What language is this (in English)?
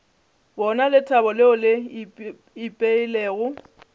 Northern Sotho